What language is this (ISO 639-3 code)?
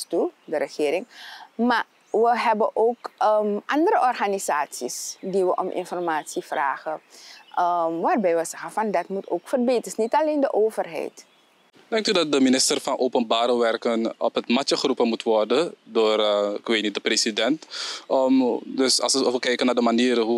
nld